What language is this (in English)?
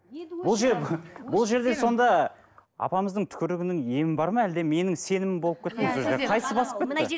Kazakh